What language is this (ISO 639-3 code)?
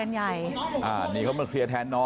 tha